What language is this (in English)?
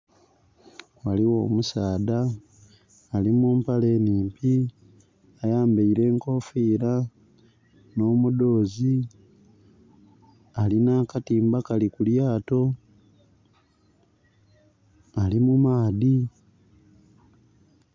Soga